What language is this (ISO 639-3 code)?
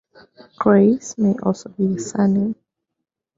eng